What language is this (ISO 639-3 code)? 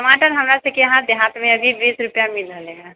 mai